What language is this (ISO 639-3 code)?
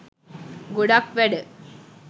sin